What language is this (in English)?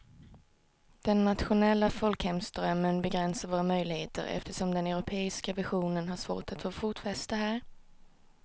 Swedish